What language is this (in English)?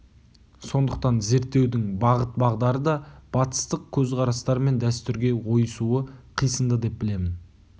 Kazakh